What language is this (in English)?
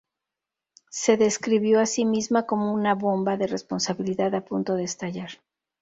Spanish